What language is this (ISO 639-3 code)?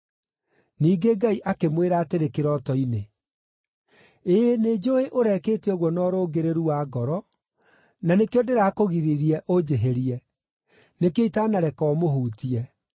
kik